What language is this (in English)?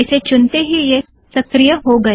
Hindi